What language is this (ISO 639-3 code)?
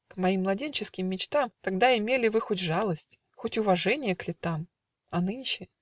rus